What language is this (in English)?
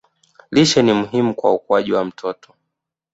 Swahili